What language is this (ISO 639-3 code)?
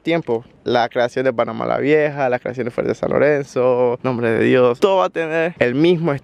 spa